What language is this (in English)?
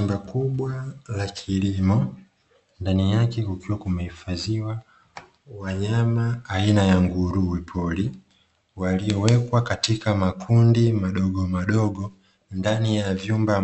Swahili